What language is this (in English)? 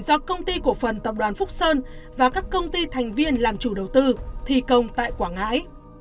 Vietnamese